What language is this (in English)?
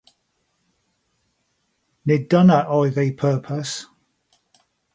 Welsh